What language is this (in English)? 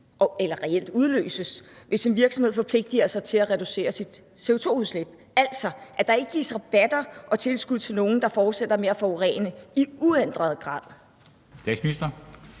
Danish